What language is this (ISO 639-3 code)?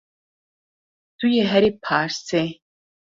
kur